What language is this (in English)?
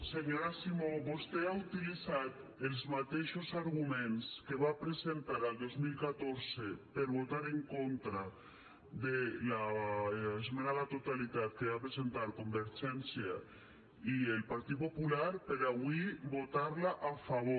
Catalan